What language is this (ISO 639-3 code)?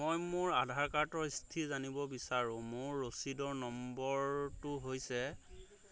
asm